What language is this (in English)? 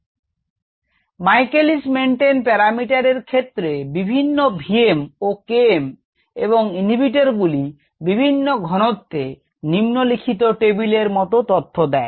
Bangla